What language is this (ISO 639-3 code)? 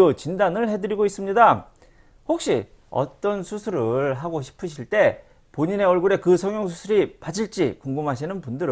kor